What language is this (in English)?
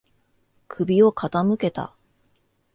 Japanese